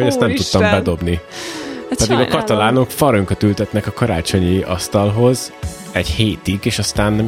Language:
Hungarian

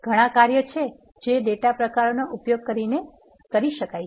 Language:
Gujarati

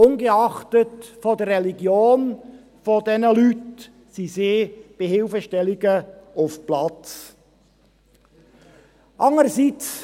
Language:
Swiss German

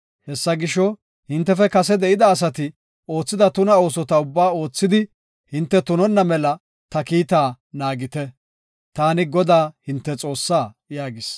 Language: Gofa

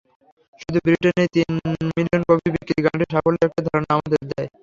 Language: Bangla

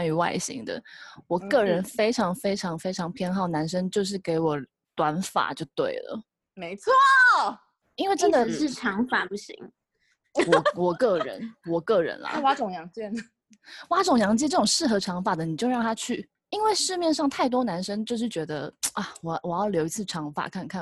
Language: Chinese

